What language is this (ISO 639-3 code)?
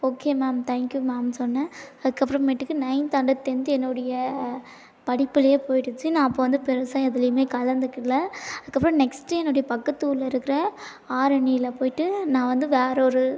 tam